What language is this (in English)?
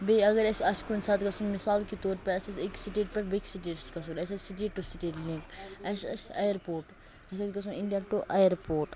Kashmiri